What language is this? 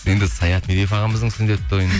Kazakh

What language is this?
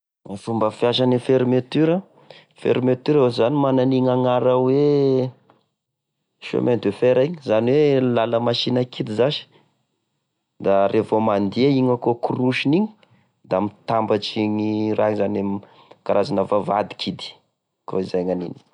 Tesaka Malagasy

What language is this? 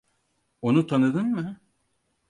Turkish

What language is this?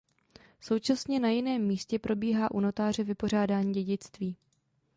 Czech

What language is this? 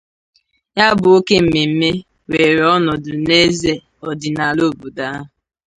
Igbo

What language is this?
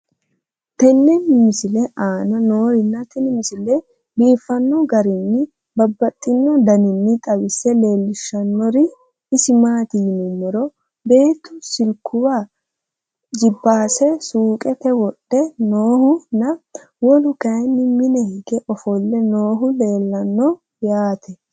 Sidamo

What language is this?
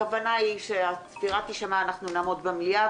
Hebrew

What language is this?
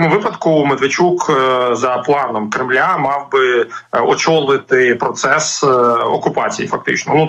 Ukrainian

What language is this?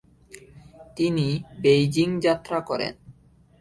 Bangla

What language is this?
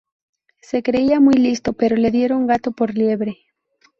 Spanish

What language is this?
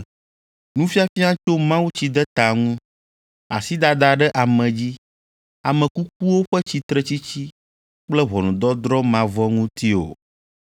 Ewe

